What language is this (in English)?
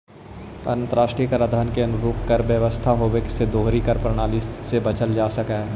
Magahi